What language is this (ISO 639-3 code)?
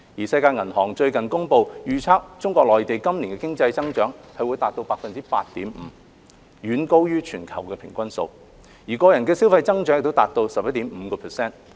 yue